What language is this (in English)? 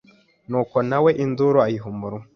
Kinyarwanda